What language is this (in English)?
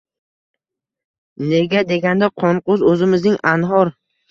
Uzbek